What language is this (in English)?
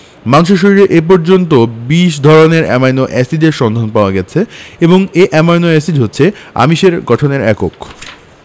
Bangla